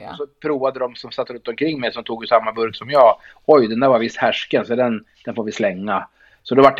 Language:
Swedish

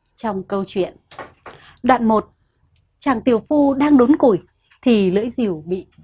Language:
Vietnamese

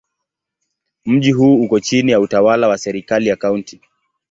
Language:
Swahili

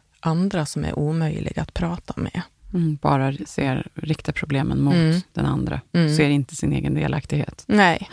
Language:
Swedish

